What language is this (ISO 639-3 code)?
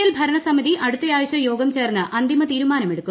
mal